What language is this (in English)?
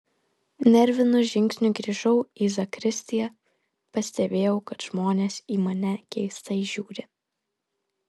Lithuanian